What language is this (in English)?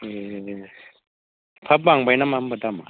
Bodo